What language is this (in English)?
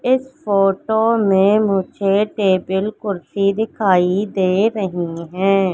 Hindi